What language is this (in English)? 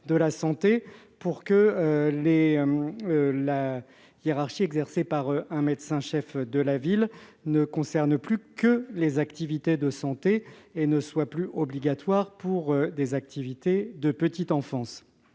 French